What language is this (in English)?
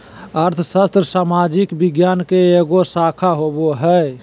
Magahi